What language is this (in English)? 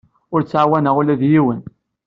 Kabyle